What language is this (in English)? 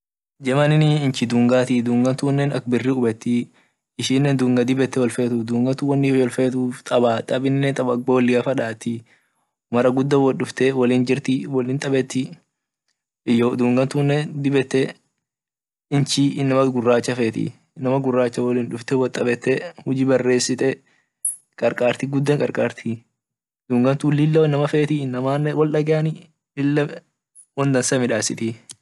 Orma